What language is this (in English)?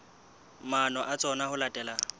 Southern Sotho